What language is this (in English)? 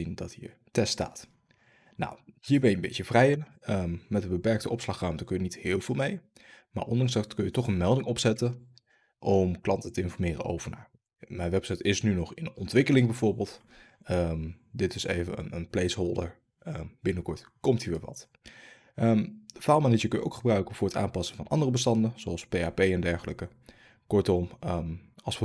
Dutch